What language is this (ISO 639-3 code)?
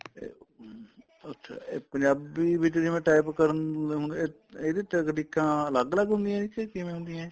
pan